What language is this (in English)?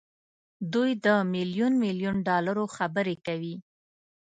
Pashto